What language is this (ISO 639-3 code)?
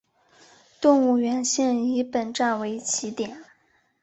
zho